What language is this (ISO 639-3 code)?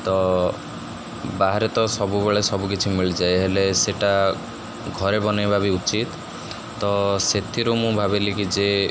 ori